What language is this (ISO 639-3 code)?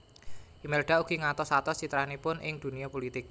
jav